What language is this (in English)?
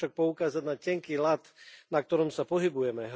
Slovak